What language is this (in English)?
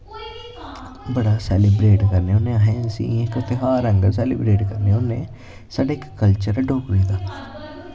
Dogri